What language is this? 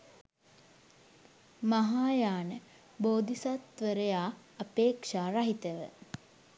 Sinhala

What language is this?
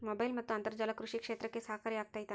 Kannada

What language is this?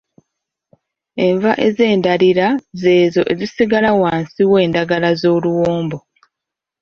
Ganda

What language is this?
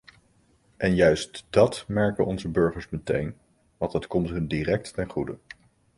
Dutch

